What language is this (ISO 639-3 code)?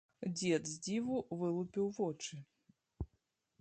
bel